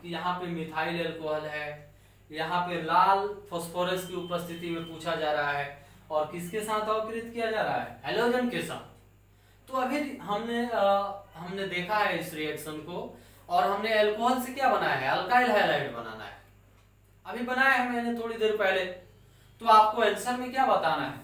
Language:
Hindi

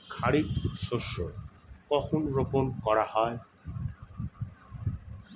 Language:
Bangla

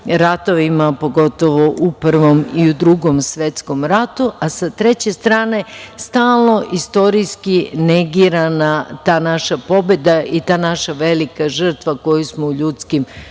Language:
Serbian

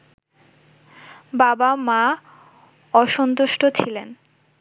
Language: Bangla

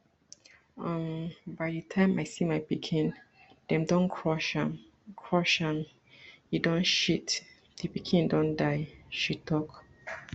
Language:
Nigerian Pidgin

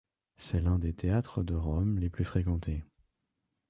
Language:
French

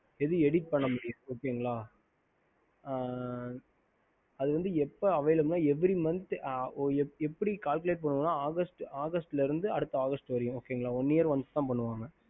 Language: Tamil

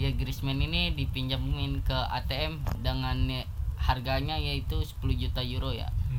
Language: Indonesian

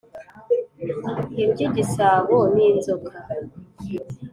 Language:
Kinyarwanda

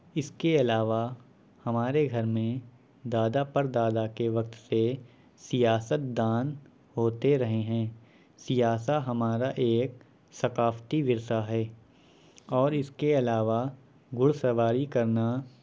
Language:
Urdu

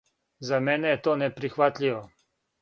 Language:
Serbian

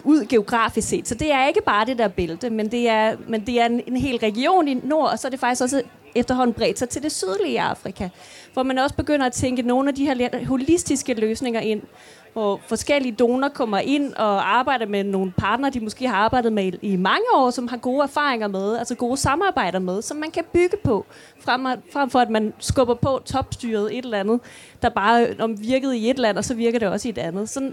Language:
Danish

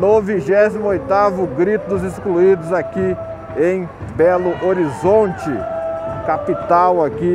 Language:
Portuguese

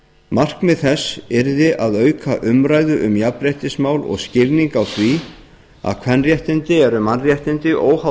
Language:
Icelandic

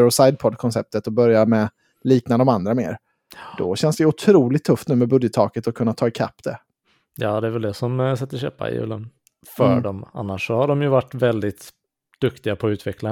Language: Swedish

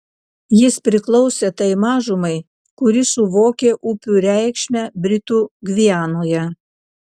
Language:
Lithuanian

